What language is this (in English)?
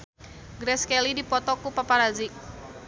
Sundanese